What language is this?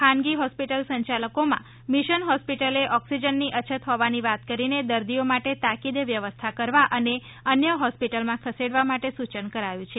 Gujarati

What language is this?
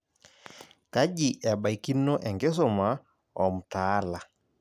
Masai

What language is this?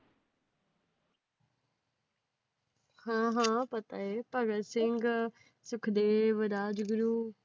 Punjabi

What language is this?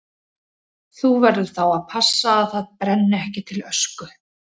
Icelandic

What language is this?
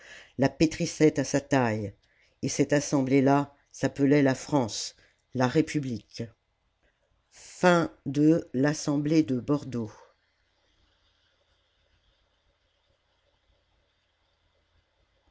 French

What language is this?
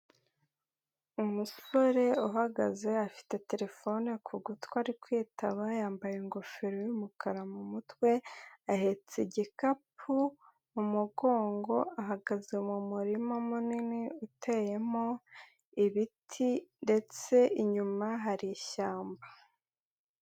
Kinyarwanda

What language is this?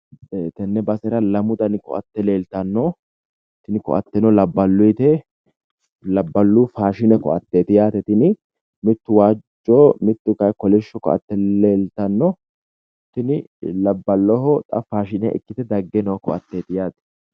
Sidamo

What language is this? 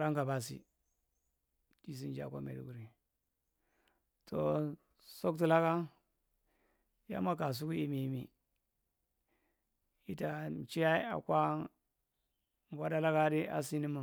Marghi Central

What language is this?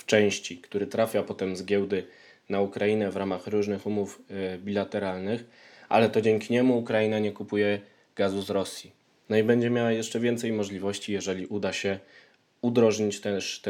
Polish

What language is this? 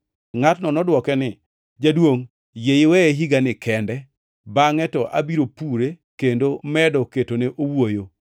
Luo (Kenya and Tanzania)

